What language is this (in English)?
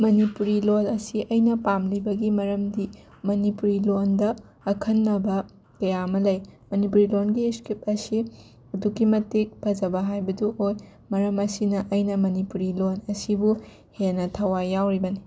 Manipuri